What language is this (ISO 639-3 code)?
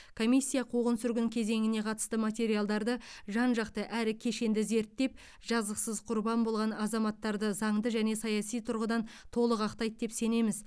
kaz